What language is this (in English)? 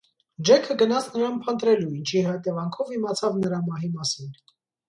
Armenian